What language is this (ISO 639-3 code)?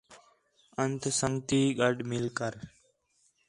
xhe